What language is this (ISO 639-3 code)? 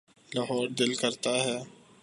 urd